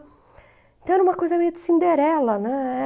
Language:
Portuguese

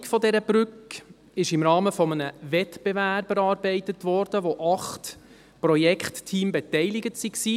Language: Swiss German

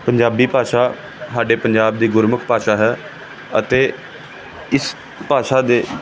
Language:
Punjabi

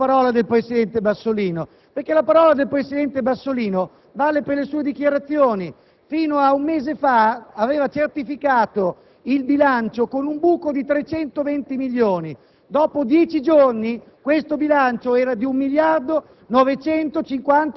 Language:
Italian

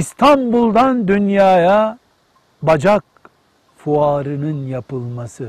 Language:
Turkish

